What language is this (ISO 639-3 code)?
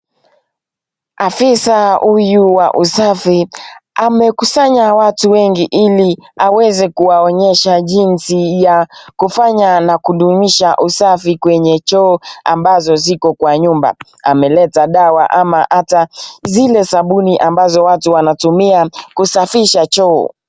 swa